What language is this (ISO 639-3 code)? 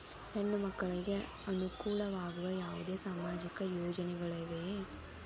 kan